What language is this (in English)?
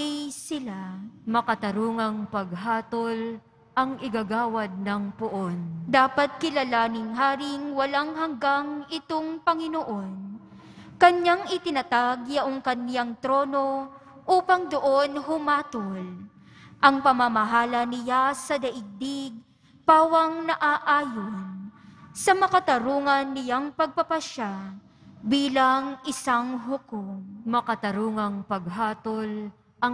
Filipino